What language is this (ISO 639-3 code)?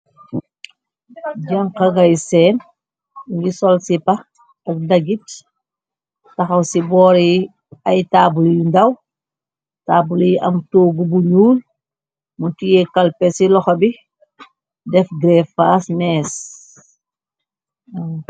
wol